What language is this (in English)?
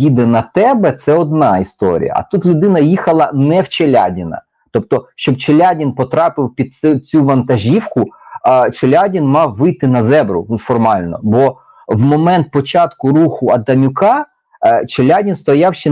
Ukrainian